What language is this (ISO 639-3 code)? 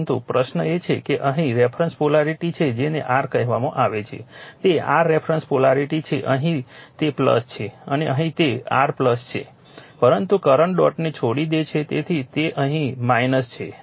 guj